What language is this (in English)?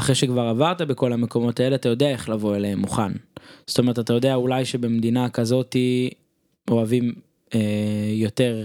Hebrew